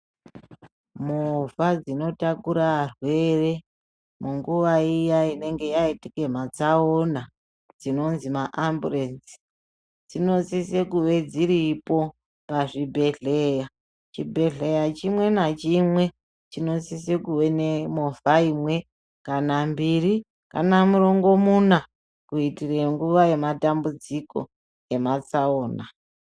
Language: Ndau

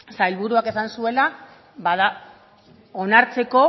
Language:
Basque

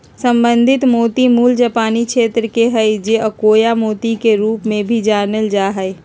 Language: Magahi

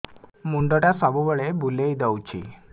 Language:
Odia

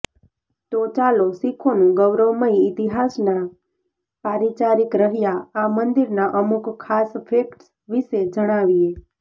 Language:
Gujarati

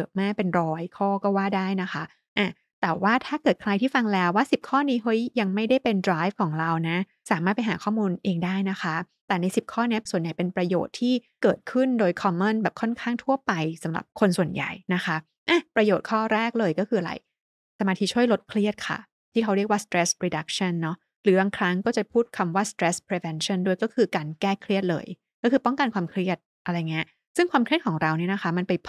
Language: Thai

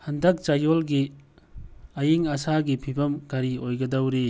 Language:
Manipuri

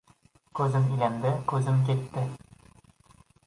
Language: Uzbek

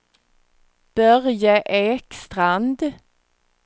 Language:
Swedish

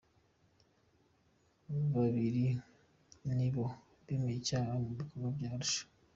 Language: Kinyarwanda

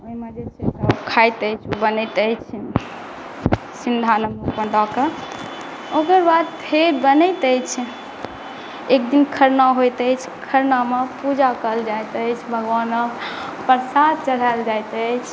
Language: Maithili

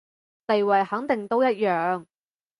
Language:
Cantonese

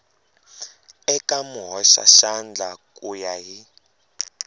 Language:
Tsonga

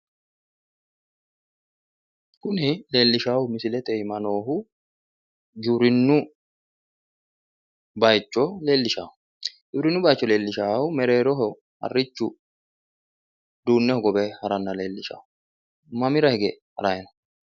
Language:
Sidamo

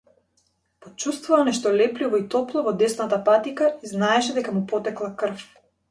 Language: Macedonian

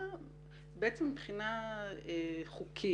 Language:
Hebrew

